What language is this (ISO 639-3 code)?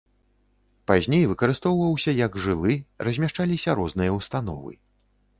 bel